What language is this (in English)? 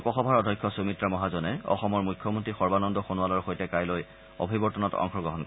Assamese